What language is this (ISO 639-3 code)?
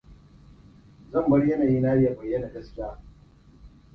hau